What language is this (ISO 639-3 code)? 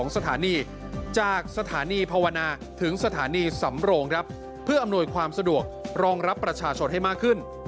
tha